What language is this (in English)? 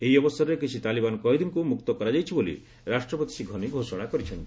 Odia